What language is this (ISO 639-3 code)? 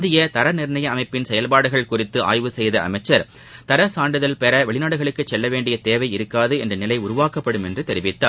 tam